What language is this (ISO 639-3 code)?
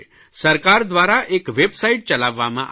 guj